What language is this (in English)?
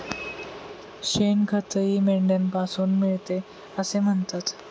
Marathi